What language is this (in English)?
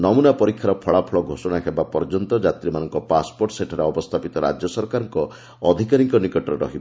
Odia